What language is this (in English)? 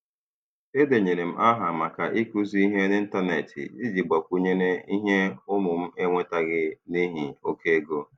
Igbo